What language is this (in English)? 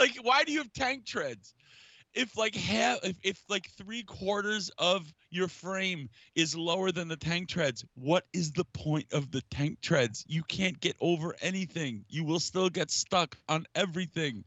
English